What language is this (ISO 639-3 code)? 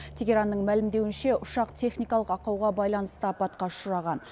kaz